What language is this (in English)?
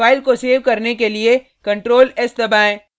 Hindi